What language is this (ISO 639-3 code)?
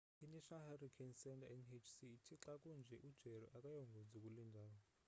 xho